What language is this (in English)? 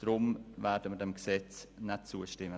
Swiss German